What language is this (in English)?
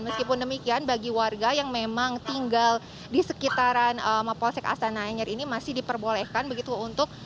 Indonesian